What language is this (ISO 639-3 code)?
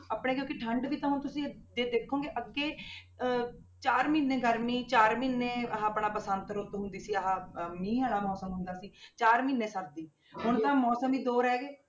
pan